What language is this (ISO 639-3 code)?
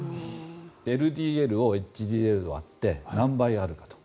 jpn